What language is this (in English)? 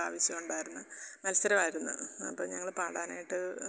Malayalam